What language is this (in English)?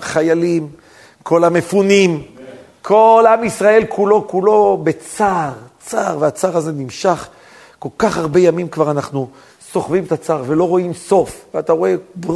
Hebrew